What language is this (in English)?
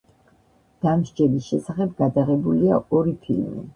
Georgian